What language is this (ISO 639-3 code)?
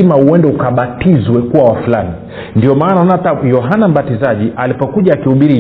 swa